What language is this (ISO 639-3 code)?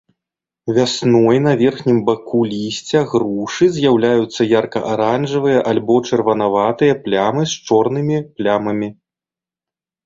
bel